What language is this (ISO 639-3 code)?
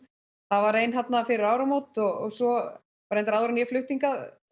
isl